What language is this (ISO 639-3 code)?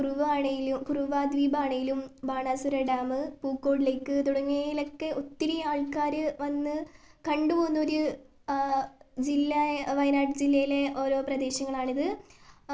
mal